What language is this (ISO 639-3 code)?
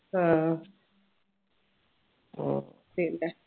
mal